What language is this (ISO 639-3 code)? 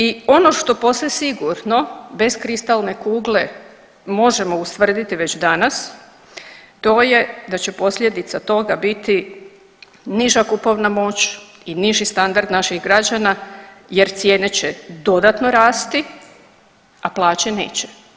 hrv